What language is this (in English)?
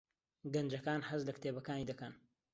Central Kurdish